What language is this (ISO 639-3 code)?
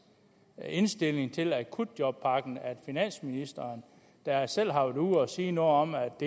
dan